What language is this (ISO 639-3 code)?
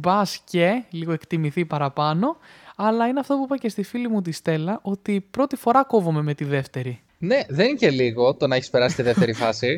ell